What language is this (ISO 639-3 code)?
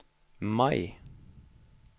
nor